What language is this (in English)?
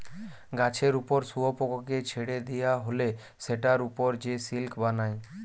Bangla